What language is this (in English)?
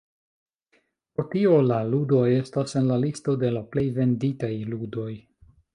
Esperanto